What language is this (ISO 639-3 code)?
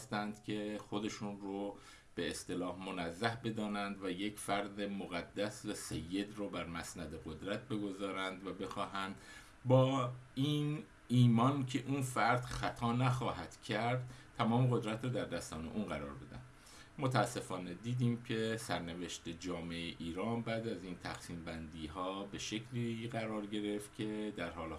fas